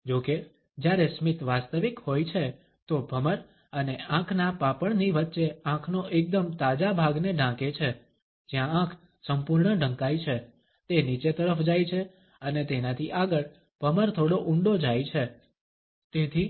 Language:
Gujarati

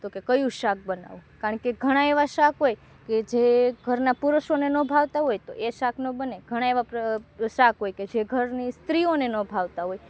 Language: Gujarati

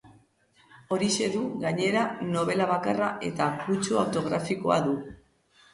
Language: Basque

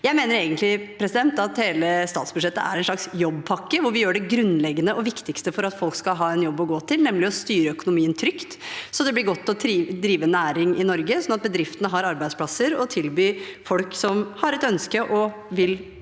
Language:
Norwegian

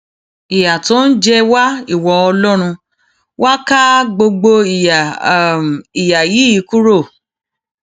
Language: Yoruba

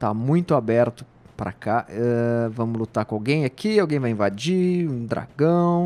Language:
Portuguese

